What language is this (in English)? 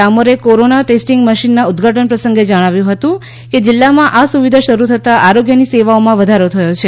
Gujarati